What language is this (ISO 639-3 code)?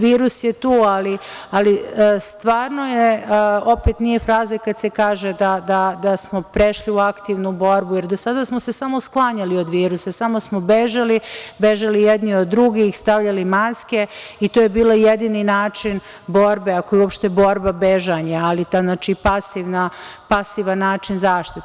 srp